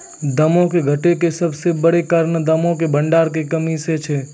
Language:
Maithili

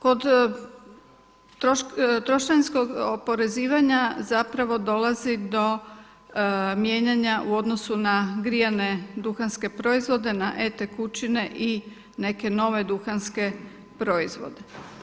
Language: Croatian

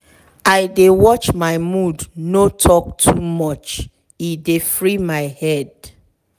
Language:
Nigerian Pidgin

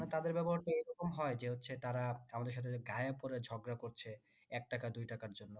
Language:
Bangla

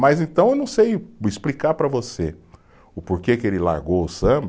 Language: Portuguese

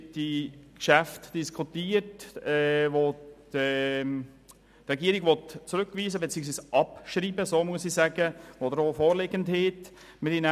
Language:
Swiss German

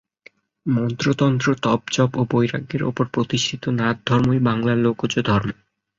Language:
Bangla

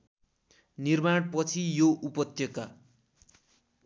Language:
Nepali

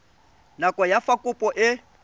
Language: Tswana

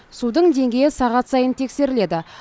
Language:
Kazakh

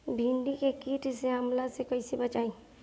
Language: Bhojpuri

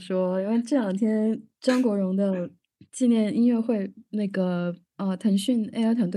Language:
Chinese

